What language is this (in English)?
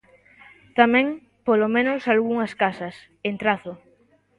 Galician